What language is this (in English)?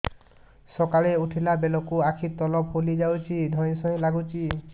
Odia